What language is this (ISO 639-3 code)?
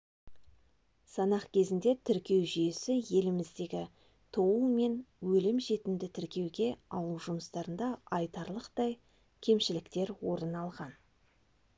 kaz